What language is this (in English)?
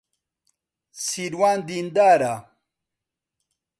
Central Kurdish